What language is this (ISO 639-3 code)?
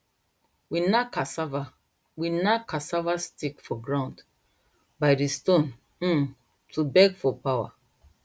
pcm